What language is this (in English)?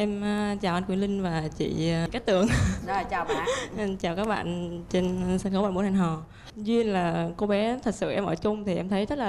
Vietnamese